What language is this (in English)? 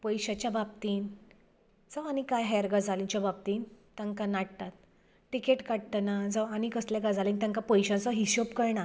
Konkani